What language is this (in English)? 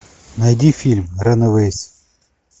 Russian